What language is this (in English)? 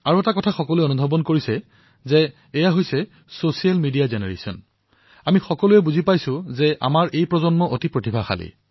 Assamese